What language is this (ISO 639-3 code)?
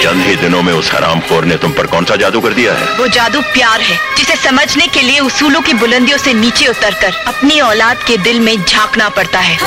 hin